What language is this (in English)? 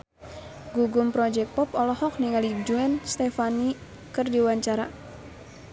Sundanese